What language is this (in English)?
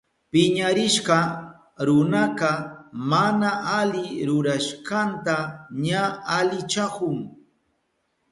Southern Pastaza Quechua